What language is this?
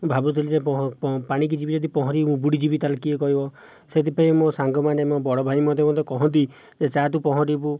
Odia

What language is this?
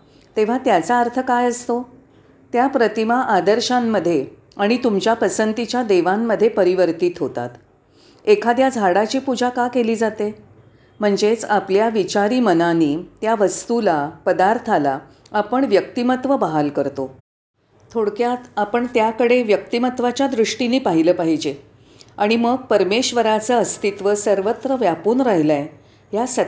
Marathi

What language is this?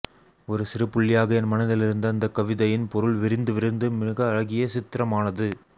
Tamil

